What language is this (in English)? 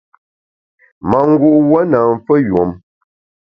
Bamun